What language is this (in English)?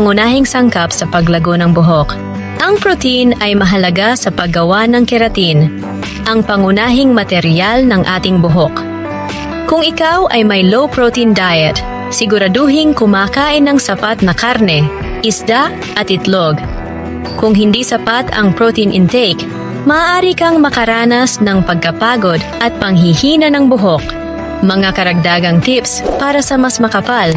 Filipino